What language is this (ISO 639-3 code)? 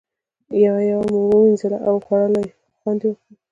pus